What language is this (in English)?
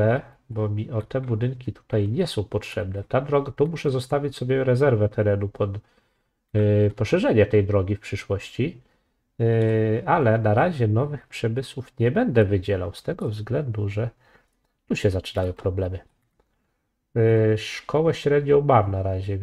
Polish